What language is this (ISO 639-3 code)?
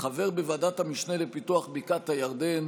heb